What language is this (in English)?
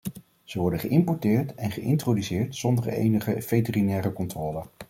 Dutch